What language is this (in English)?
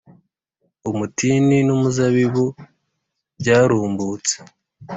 Kinyarwanda